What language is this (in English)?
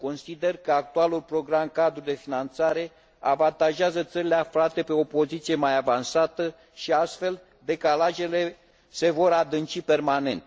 Romanian